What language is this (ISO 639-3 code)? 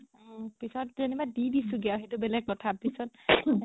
asm